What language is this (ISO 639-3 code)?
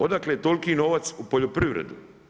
hrv